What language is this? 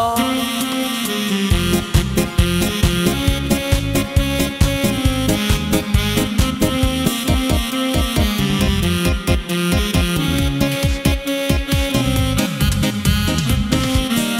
Arabic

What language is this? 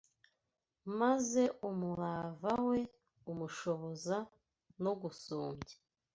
Kinyarwanda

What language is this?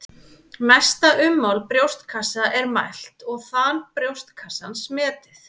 Icelandic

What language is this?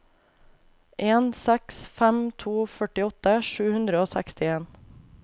Norwegian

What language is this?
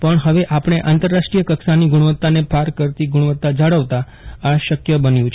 Gujarati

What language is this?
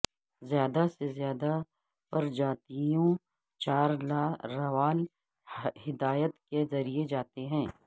Urdu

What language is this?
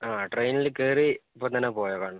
Malayalam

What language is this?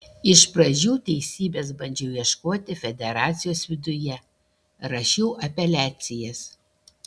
Lithuanian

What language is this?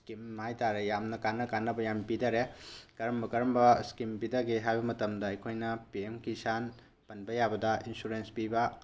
Manipuri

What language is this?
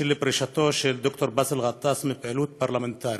Hebrew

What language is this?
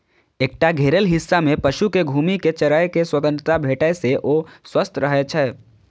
Maithili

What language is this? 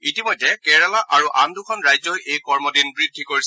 Assamese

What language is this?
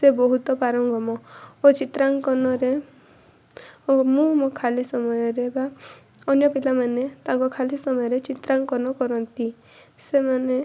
Odia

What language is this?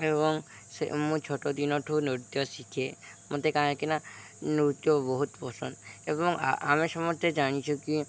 Odia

